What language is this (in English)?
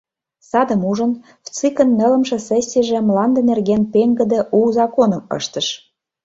Mari